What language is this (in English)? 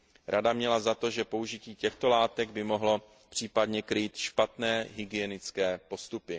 Czech